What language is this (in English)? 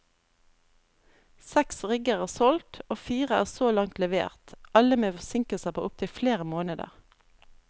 Norwegian